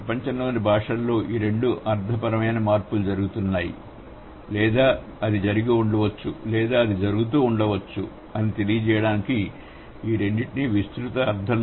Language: Telugu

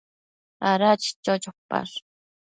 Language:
Matsés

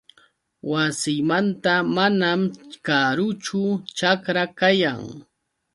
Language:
Yauyos Quechua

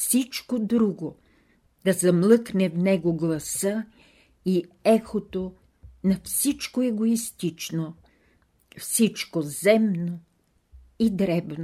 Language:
Bulgarian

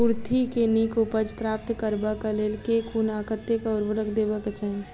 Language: Maithili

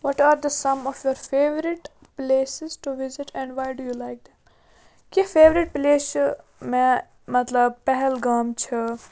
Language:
Kashmiri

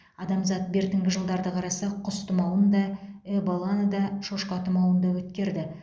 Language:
Kazakh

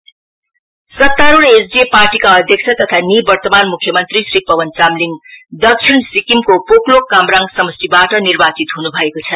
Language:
Nepali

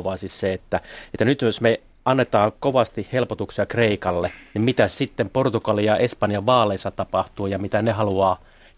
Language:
Finnish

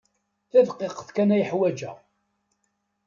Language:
Kabyle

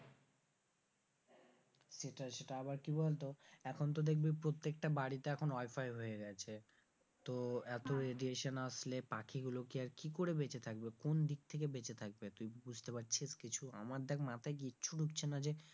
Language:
Bangla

